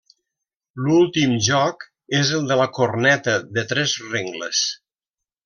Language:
Catalan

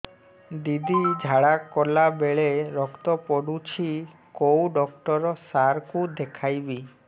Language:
Odia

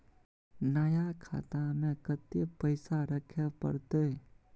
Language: Maithili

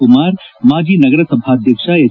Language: Kannada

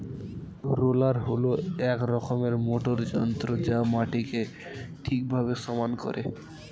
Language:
Bangla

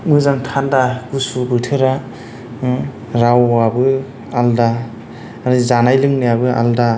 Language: Bodo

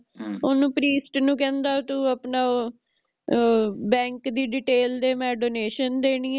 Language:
Punjabi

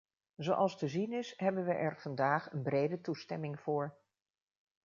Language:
Dutch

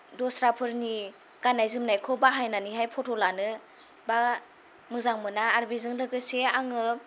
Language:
Bodo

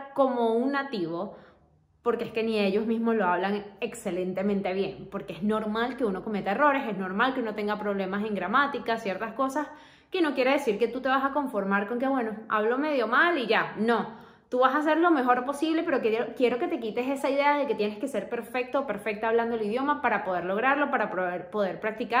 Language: Spanish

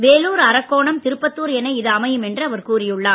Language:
Tamil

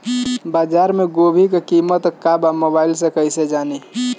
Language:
Bhojpuri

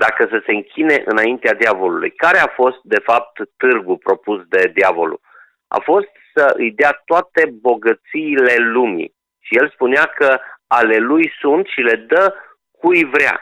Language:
Romanian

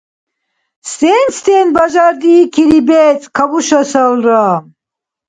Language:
Dargwa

